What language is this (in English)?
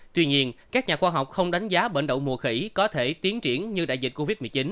Vietnamese